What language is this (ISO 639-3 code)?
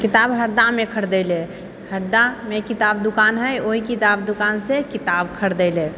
mai